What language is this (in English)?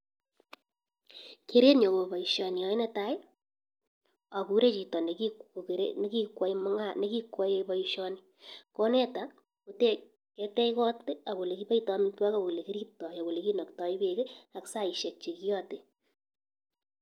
Kalenjin